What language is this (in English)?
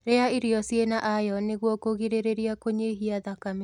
Kikuyu